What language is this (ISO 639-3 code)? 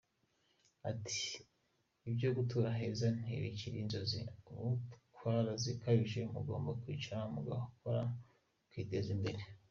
kin